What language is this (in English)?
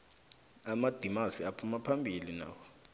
South Ndebele